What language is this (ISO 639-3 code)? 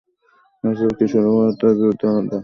ben